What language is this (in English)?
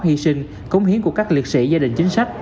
Vietnamese